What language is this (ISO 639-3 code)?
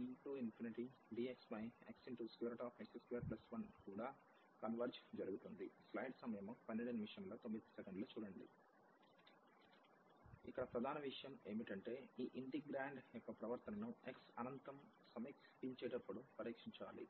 tel